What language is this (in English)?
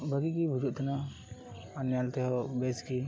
Santali